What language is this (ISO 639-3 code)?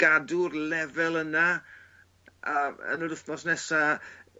cym